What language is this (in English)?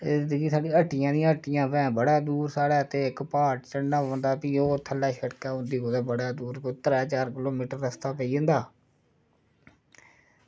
Dogri